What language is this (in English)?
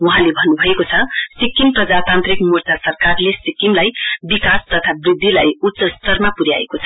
Nepali